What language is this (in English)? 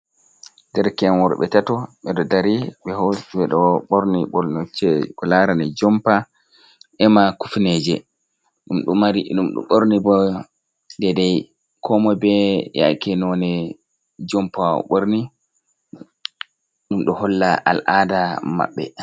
Fula